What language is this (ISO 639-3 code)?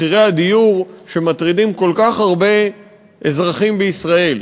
heb